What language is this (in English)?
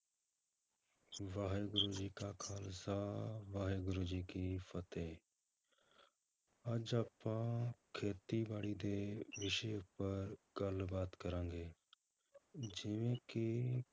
Punjabi